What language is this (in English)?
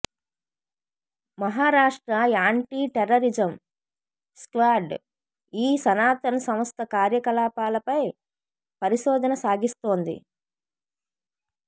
Telugu